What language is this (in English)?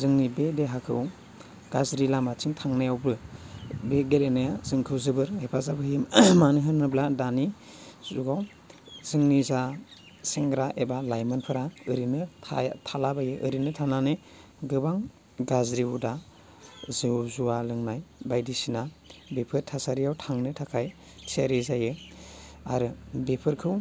Bodo